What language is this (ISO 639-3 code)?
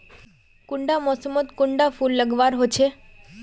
mag